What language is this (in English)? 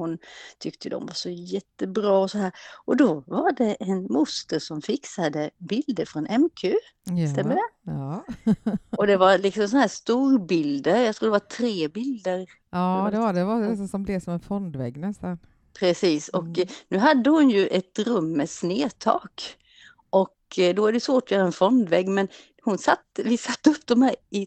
Swedish